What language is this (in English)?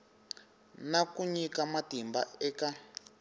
Tsonga